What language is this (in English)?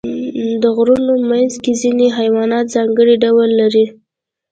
Pashto